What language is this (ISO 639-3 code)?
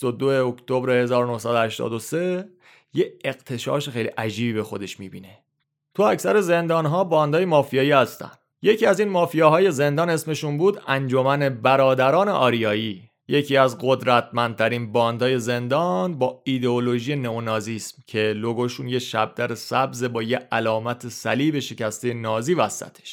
fas